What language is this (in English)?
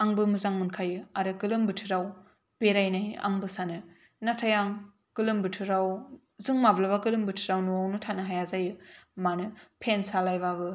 Bodo